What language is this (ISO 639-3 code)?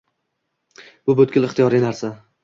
uzb